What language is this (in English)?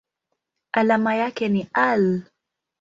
Swahili